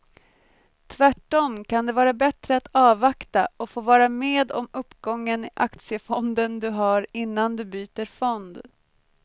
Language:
Swedish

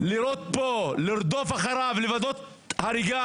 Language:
Hebrew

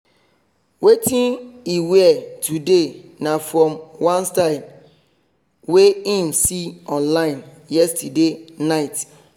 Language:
Nigerian Pidgin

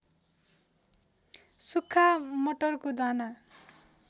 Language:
Nepali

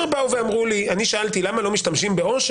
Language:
Hebrew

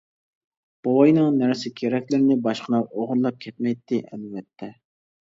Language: Uyghur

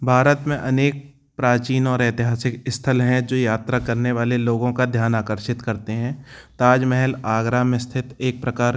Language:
Hindi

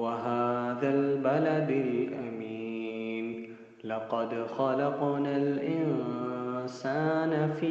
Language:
Arabic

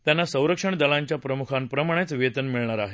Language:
Marathi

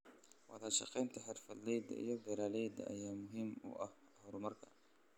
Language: Somali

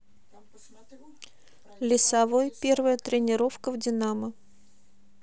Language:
Russian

